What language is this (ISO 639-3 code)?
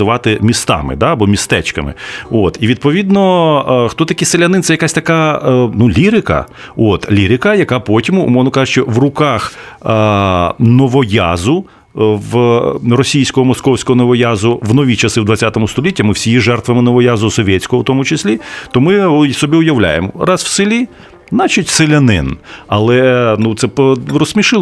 ukr